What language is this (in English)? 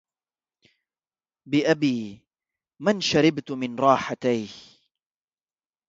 Arabic